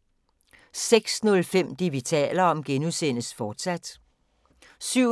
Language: Danish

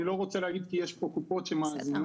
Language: Hebrew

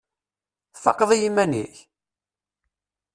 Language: Kabyle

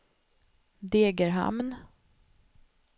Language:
Swedish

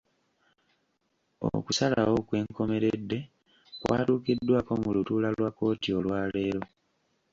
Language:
Ganda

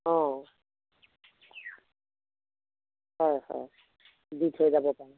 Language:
Assamese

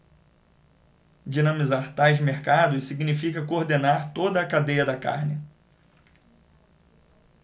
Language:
Portuguese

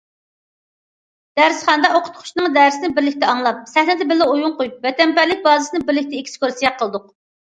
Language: Uyghur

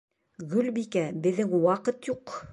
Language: Bashkir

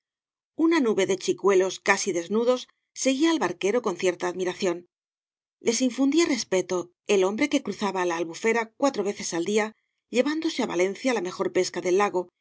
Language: Spanish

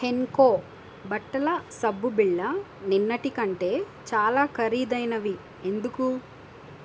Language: Telugu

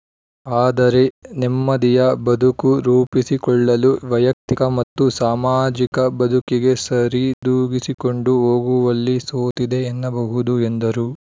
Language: Kannada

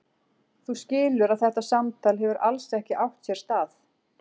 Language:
Icelandic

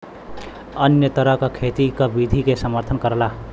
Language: Bhojpuri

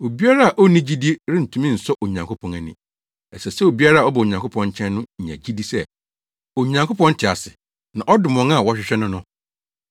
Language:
Akan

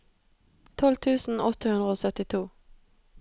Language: Norwegian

